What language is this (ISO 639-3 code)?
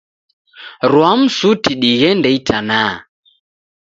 dav